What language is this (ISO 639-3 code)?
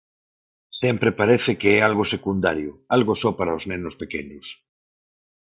glg